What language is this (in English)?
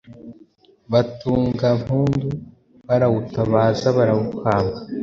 Kinyarwanda